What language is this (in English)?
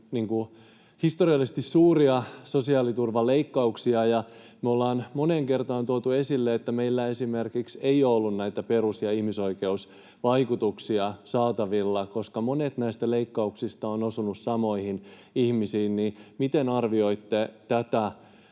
Finnish